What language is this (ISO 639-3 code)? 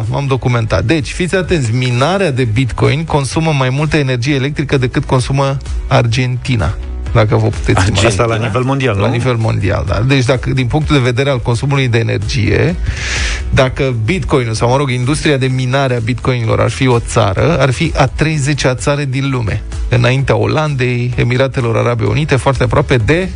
ron